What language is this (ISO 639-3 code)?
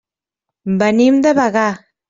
cat